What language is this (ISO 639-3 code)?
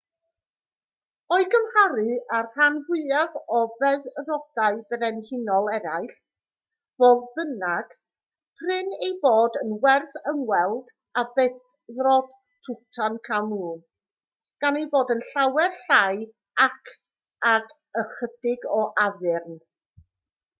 cym